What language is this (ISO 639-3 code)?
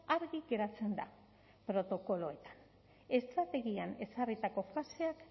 eus